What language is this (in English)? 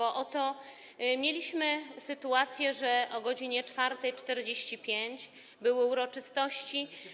Polish